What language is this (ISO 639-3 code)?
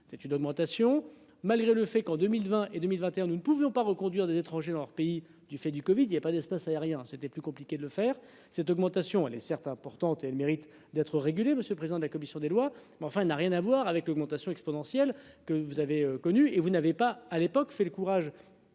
fra